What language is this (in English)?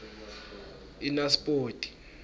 Swati